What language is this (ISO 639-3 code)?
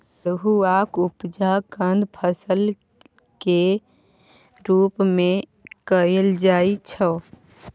mai